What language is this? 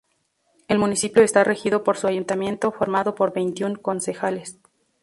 Spanish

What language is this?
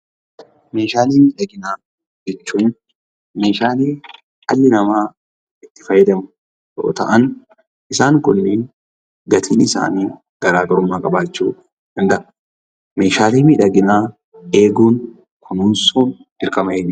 Oromo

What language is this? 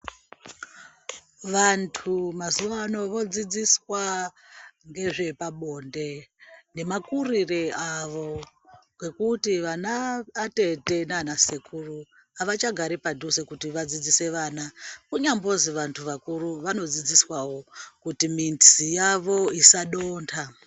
Ndau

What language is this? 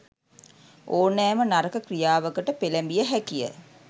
Sinhala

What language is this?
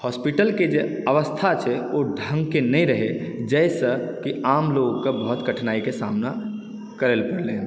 Maithili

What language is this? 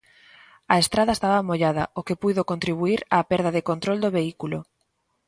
Galician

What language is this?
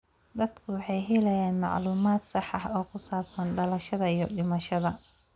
Somali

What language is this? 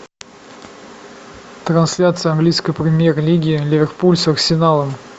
Russian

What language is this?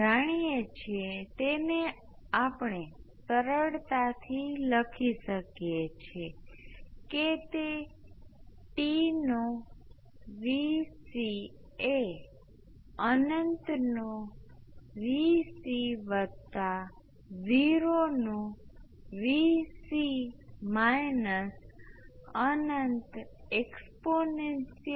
Gujarati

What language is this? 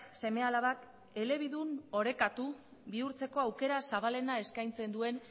Basque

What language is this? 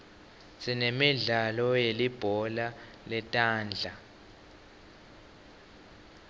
Swati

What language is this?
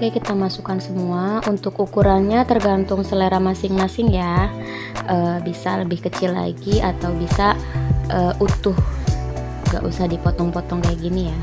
Indonesian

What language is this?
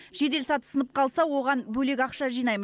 Kazakh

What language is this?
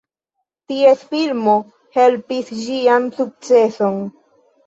Esperanto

